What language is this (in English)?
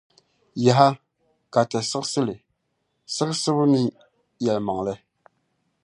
Dagbani